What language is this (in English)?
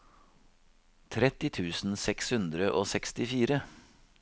Norwegian